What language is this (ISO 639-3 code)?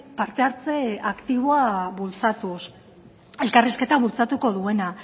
eus